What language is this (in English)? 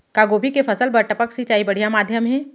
Chhattisgarhi